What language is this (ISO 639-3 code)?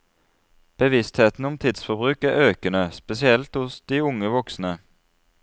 nor